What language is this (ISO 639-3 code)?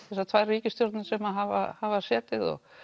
isl